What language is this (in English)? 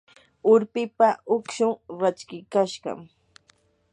Yanahuanca Pasco Quechua